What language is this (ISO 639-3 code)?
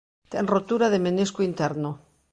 glg